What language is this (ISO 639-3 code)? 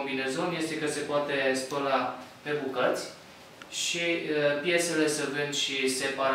ron